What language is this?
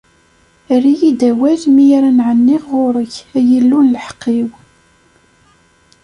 Kabyle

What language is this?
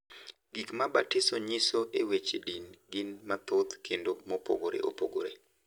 Luo (Kenya and Tanzania)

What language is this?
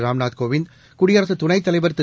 Tamil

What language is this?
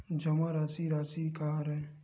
Chhattisgarhi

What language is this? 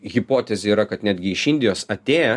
Lithuanian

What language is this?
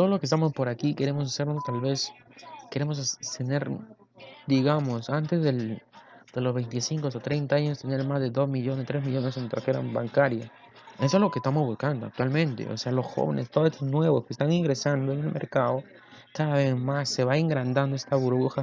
Spanish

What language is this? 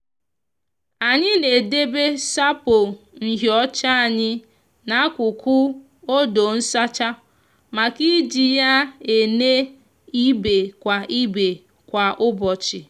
Igbo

